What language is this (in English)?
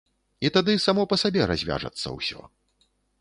Belarusian